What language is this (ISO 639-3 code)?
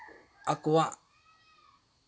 sat